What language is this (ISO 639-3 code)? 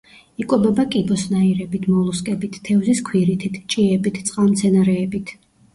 kat